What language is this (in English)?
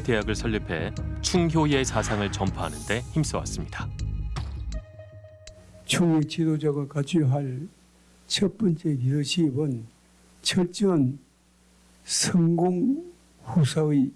Korean